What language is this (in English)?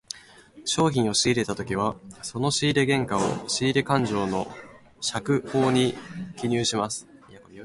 Japanese